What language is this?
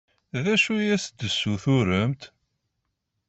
Kabyle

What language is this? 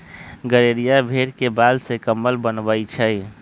Magahi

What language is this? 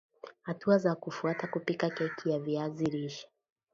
Swahili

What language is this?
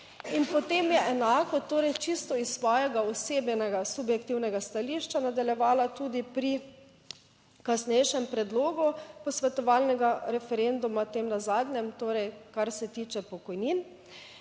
Slovenian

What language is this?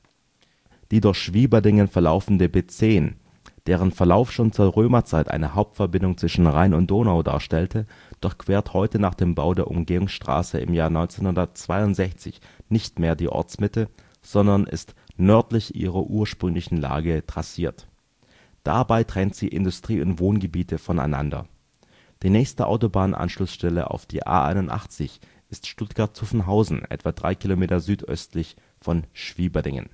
German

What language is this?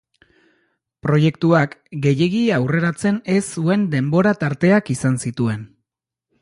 Basque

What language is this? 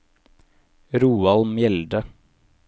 Norwegian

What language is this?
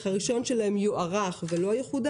Hebrew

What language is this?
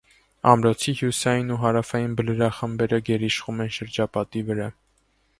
Armenian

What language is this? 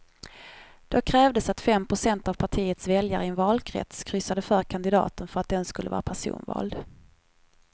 Swedish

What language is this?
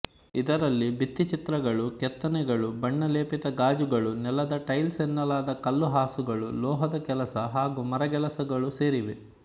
Kannada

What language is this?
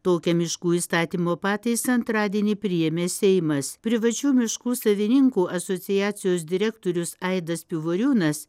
Lithuanian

